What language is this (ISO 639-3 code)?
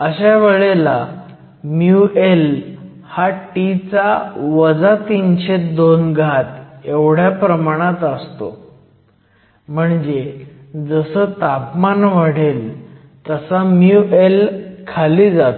mar